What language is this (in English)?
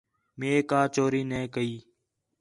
Khetrani